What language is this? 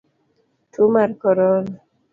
Luo (Kenya and Tanzania)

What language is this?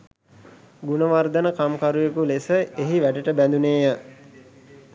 Sinhala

